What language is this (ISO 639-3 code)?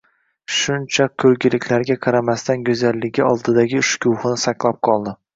uzb